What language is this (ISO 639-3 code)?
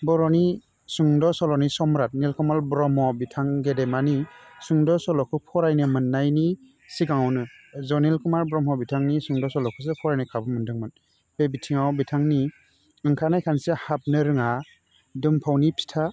brx